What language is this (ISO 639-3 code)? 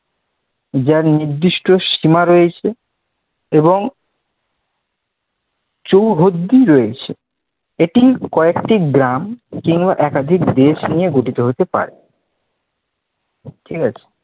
ben